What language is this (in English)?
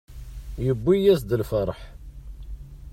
Kabyle